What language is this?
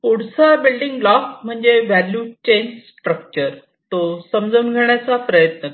Marathi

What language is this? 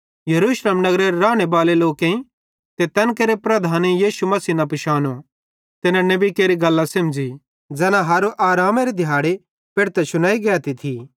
Bhadrawahi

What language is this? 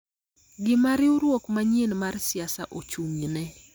Luo (Kenya and Tanzania)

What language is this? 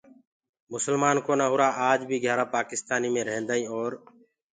Gurgula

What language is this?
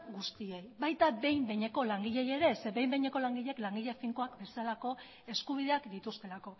Basque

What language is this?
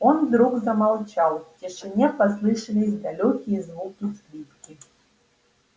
Russian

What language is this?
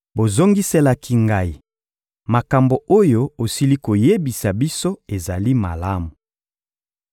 Lingala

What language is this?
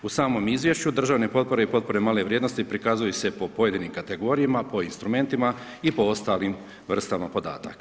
Croatian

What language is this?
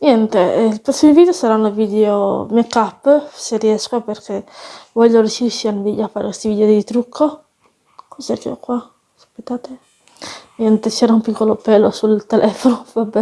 Italian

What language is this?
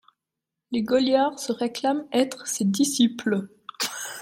French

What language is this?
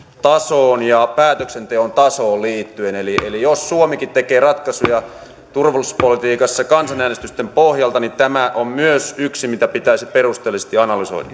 Finnish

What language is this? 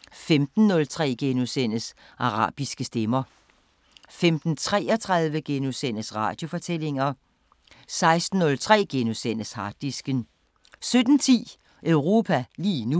Danish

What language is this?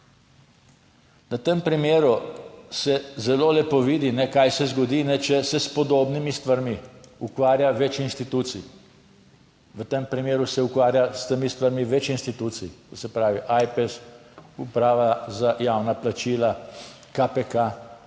Slovenian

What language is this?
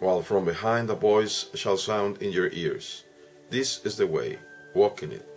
English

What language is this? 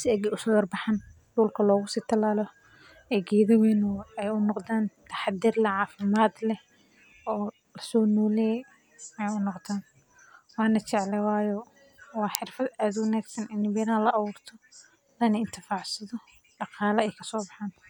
Somali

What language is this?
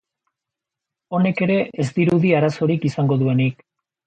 Basque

